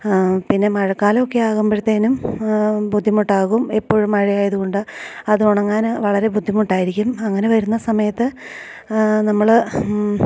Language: Malayalam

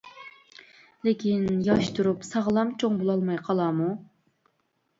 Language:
Uyghur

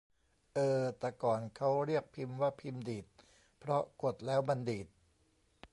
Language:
Thai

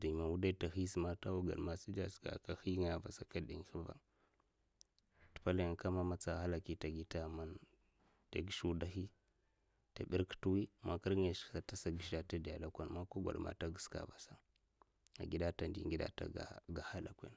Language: Mafa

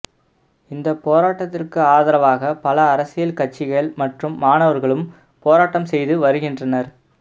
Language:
Tamil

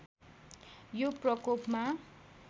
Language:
Nepali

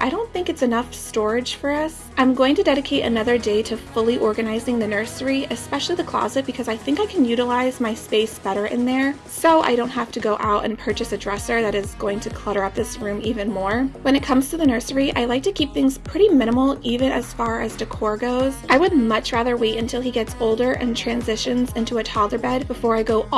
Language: English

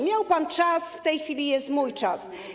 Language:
Polish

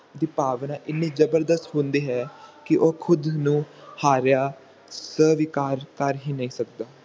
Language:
Punjabi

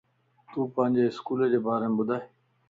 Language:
Lasi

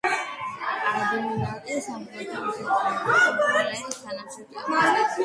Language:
Georgian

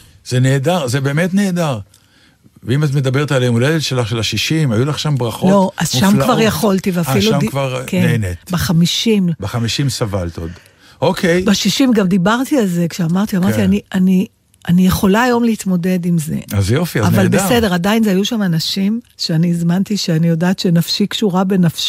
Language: Hebrew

